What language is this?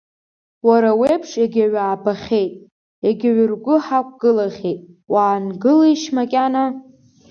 Abkhazian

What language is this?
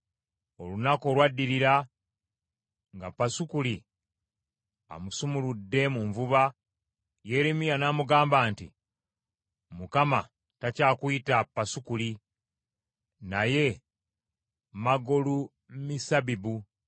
Ganda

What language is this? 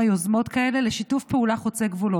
Hebrew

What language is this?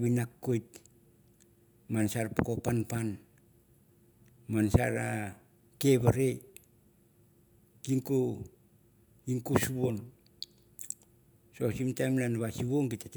Mandara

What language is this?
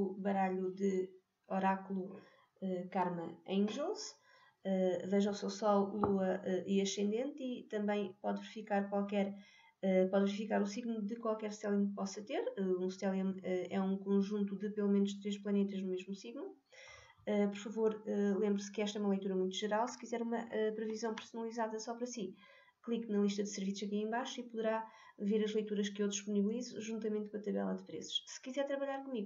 Portuguese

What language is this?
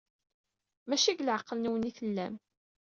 Kabyle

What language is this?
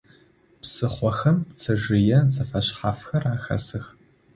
Adyghe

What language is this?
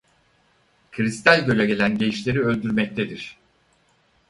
Turkish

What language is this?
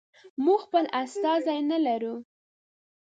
Pashto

